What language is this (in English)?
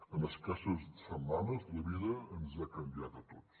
Catalan